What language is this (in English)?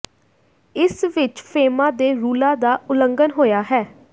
Punjabi